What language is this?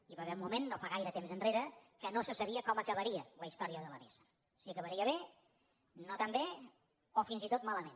Catalan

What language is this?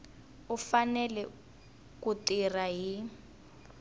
Tsonga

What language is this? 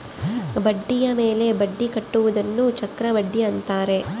Kannada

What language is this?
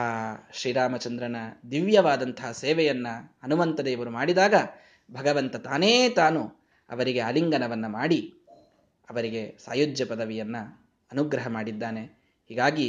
Kannada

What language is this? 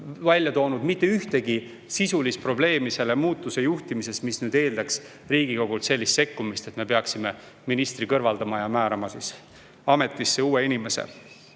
Estonian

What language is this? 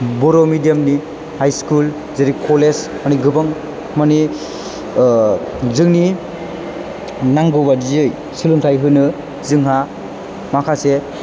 Bodo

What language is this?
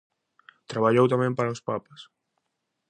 Galician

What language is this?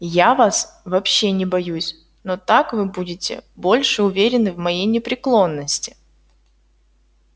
Russian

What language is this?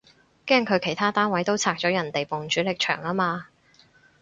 Cantonese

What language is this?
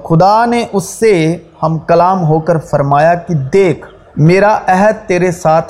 Urdu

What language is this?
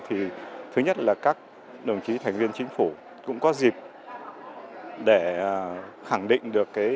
Vietnamese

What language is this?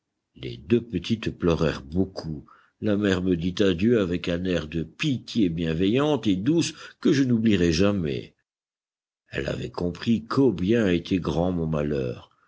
French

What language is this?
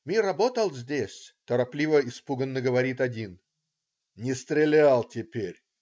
Russian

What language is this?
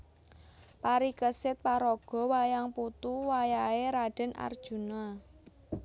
Javanese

